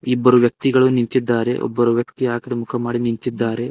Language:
Kannada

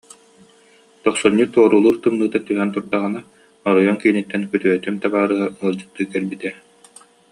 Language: Yakut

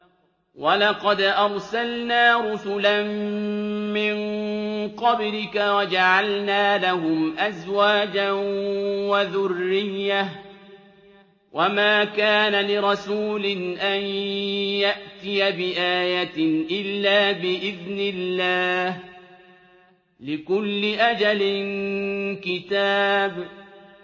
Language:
Arabic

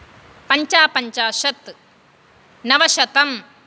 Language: Sanskrit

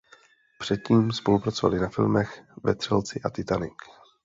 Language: Czech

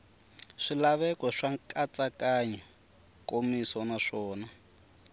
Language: Tsonga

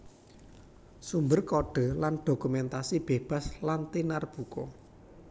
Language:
Javanese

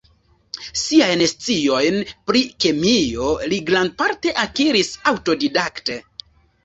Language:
Esperanto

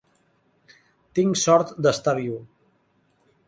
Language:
Catalan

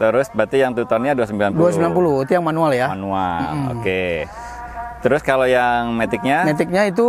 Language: Indonesian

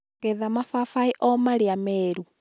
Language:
Kikuyu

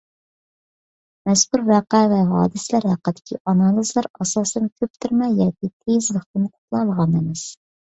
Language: Uyghur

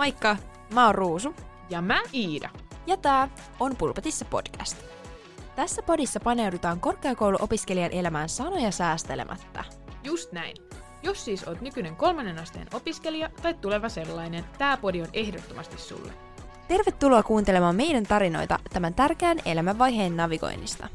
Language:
Finnish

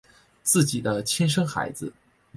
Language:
Chinese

